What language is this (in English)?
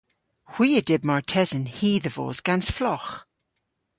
Cornish